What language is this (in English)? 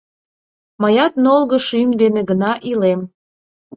Mari